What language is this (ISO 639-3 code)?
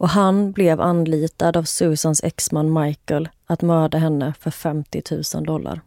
swe